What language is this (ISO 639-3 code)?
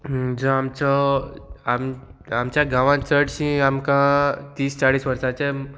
kok